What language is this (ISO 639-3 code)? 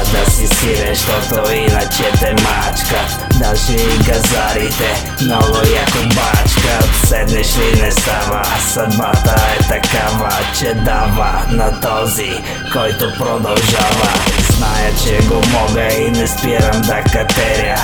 bul